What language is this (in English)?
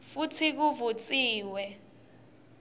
Swati